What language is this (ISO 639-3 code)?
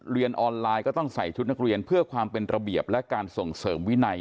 tha